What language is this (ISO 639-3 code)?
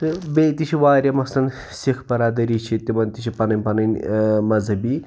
kas